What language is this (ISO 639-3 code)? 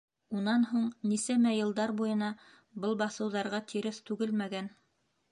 bak